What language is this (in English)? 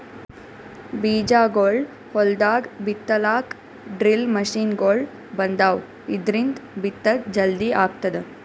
Kannada